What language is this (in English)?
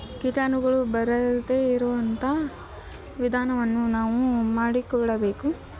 Kannada